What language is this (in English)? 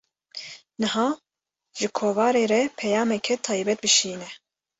Kurdish